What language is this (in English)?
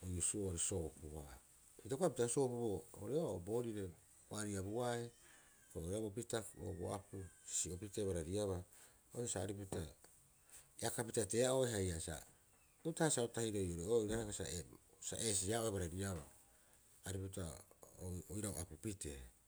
Rapoisi